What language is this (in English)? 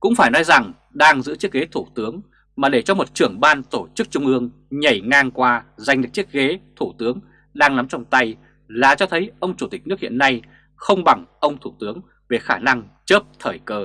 Vietnamese